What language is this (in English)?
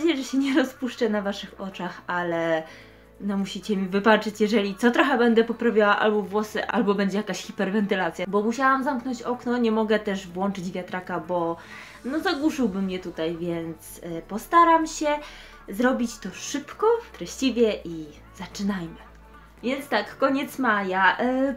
Polish